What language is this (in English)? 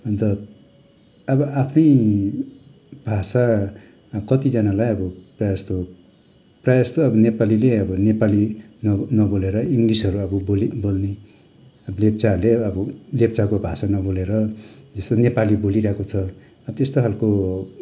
Nepali